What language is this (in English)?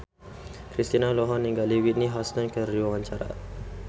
Sundanese